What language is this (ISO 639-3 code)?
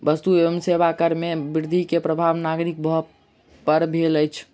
mai